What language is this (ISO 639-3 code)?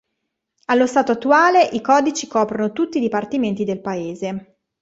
ita